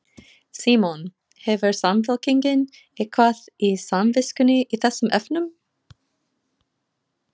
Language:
Icelandic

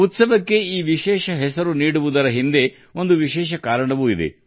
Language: Kannada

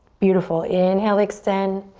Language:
English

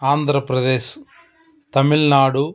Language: Telugu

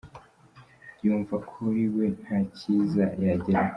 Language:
Kinyarwanda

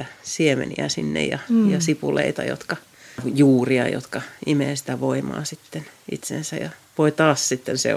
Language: Finnish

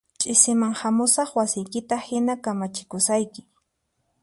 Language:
Puno Quechua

